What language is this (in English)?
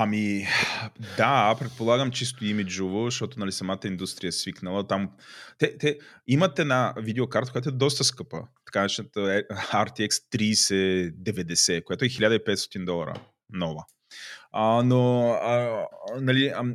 Bulgarian